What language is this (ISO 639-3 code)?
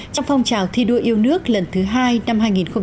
vie